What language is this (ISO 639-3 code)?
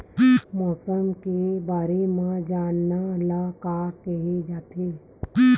hne